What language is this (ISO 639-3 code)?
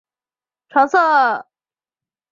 zho